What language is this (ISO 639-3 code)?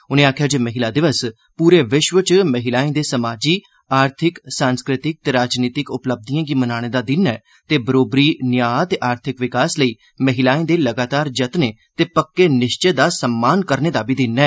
doi